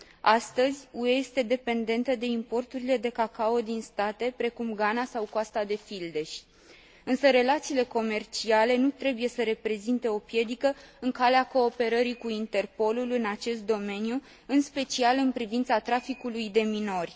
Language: Romanian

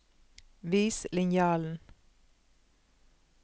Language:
Norwegian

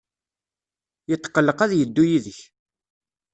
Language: Kabyle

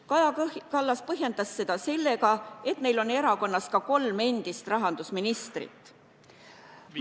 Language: Estonian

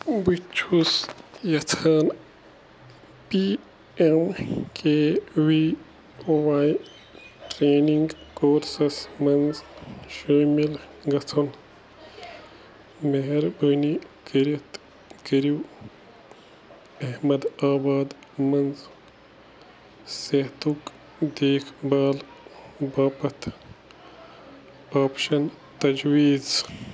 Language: Kashmiri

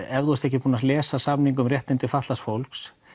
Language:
Icelandic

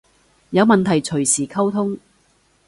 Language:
Cantonese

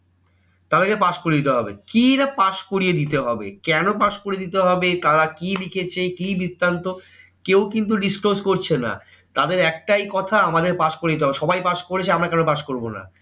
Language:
Bangla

